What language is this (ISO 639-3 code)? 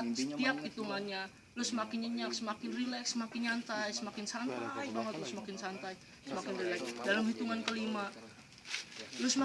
ind